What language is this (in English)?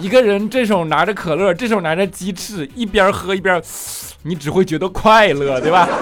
Chinese